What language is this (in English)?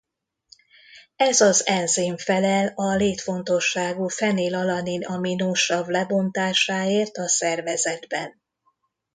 Hungarian